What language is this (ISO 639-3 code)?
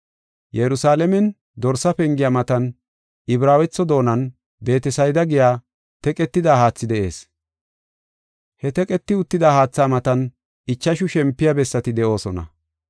gof